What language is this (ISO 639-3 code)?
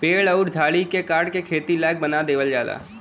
bho